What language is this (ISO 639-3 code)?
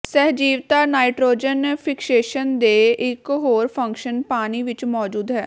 pan